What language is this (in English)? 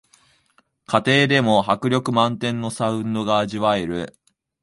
Japanese